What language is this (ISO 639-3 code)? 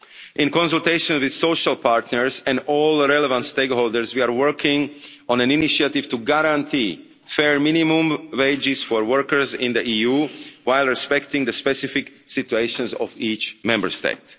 eng